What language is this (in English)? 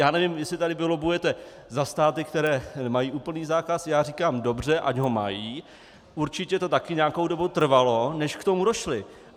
Czech